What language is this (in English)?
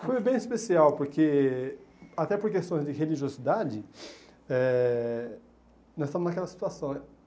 Portuguese